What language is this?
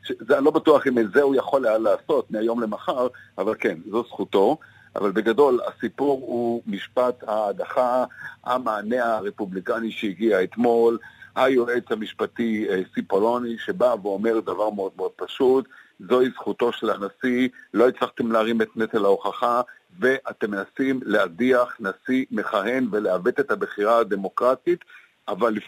Hebrew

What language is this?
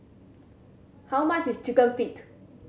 English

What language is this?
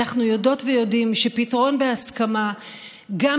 Hebrew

